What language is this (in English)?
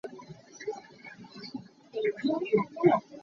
Hakha Chin